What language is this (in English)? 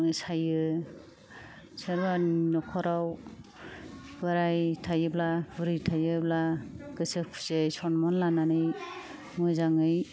Bodo